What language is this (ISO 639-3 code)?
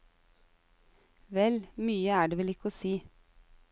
nor